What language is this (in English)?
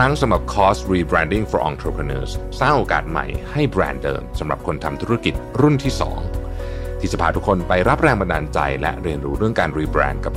Thai